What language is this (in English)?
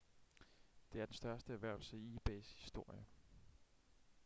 Danish